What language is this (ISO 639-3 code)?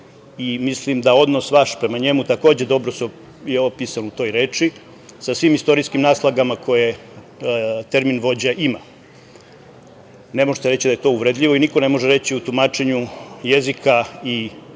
srp